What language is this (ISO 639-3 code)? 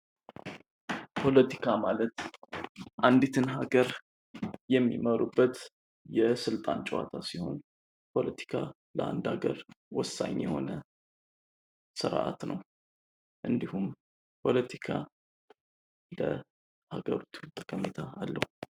amh